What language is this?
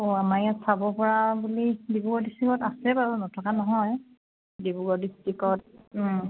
Assamese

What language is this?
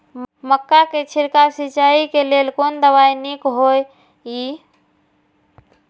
Maithili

